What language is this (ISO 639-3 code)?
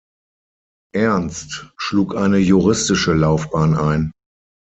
deu